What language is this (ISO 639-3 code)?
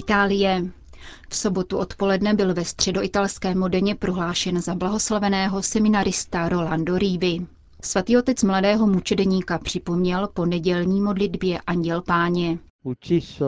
ces